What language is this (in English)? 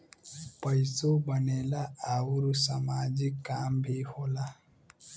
Bhojpuri